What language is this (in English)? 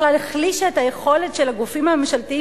Hebrew